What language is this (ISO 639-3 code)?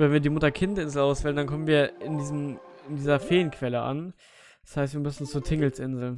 deu